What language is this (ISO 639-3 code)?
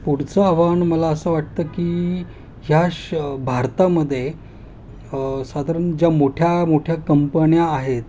mar